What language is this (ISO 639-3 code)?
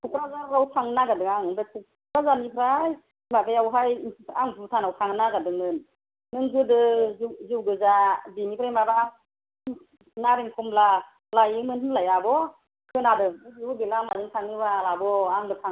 brx